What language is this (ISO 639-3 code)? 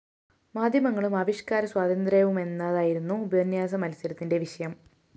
mal